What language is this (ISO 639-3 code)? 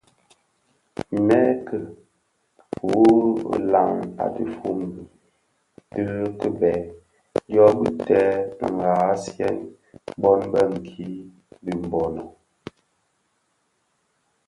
ksf